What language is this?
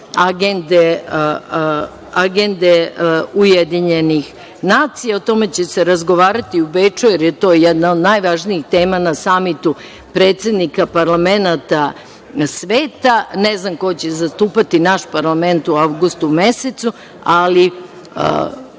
Serbian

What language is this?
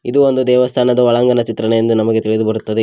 Kannada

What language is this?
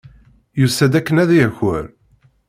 Kabyle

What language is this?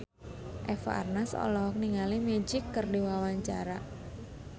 Sundanese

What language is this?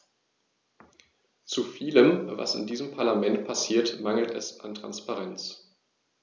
German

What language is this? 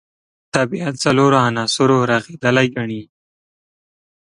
Pashto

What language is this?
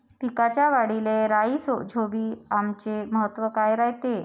Marathi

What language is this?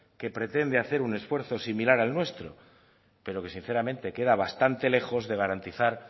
Spanish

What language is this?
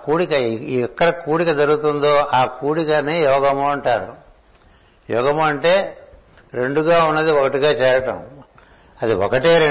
Telugu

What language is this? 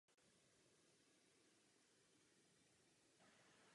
Czech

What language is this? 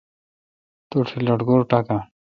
Kalkoti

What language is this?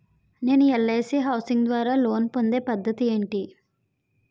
Telugu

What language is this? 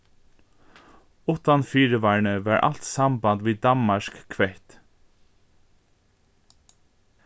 Faroese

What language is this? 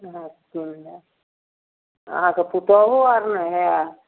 Maithili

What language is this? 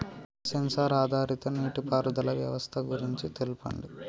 Telugu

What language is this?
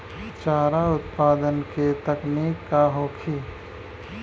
Bhojpuri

